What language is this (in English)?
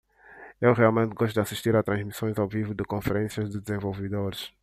Portuguese